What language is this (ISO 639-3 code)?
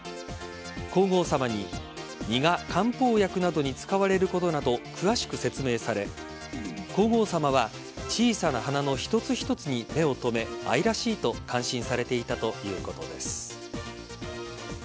jpn